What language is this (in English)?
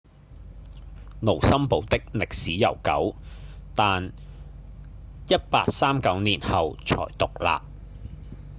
Cantonese